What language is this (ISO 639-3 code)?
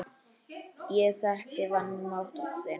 isl